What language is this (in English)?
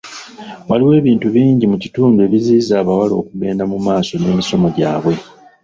Ganda